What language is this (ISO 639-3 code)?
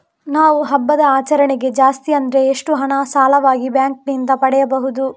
kan